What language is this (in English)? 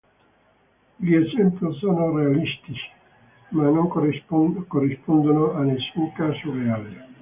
Italian